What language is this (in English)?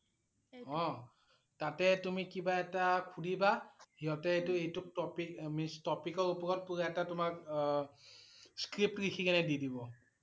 Assamese